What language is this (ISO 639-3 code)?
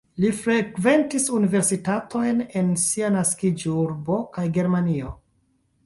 epo